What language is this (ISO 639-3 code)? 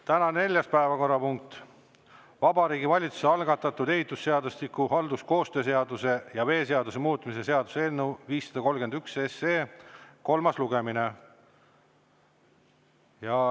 est